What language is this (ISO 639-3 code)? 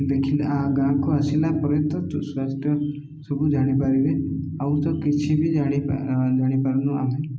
ori